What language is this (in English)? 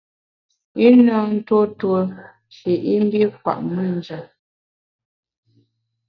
Bamun